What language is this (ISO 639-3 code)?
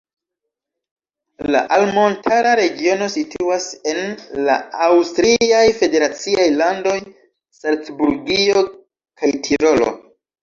epo